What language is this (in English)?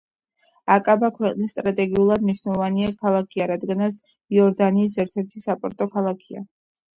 Georgian